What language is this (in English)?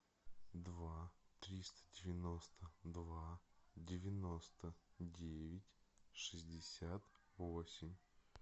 Russian